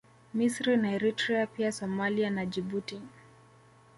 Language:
Swahili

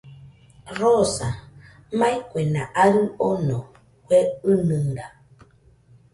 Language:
Nüpode Huitoto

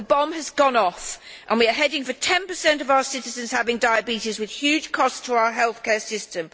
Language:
English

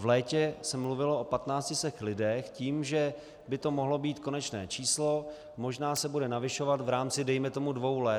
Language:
Czech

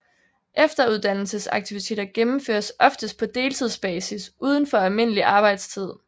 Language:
Danish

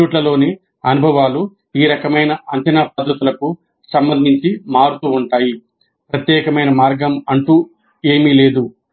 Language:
Telugu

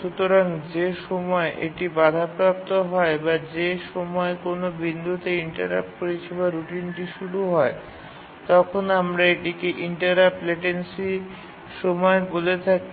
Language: Bangla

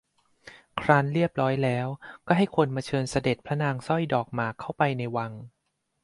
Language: Thai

